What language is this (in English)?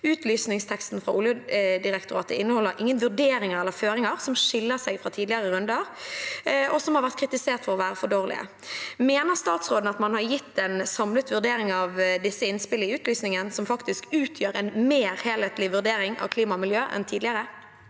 Norwegian